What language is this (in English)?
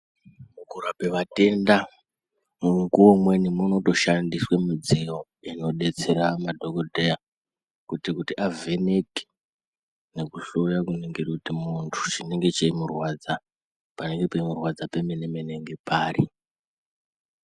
Ndau